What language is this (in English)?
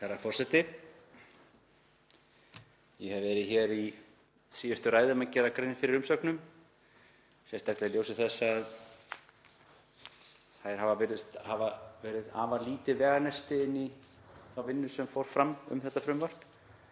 Icelandic